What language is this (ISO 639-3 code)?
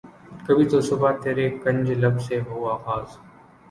urd